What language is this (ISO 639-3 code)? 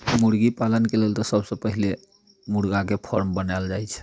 mai